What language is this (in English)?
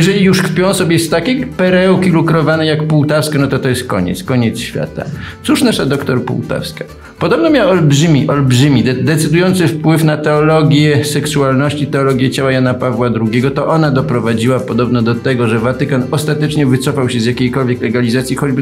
Polish